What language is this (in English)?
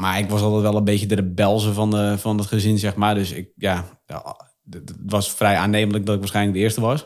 Dutch